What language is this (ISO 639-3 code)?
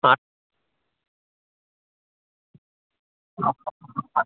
mal